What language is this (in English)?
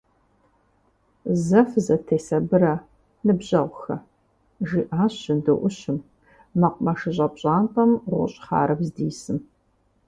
Kabardian